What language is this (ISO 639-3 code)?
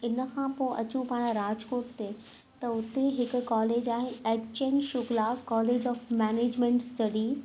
snd